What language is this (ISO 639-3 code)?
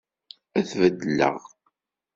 kab